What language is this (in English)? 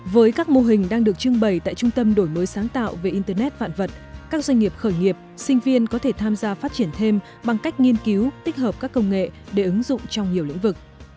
Vietnamese